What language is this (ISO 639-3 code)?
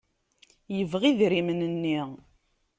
kab